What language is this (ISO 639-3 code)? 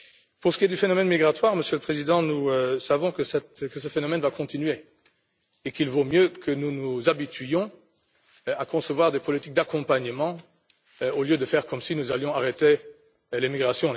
fra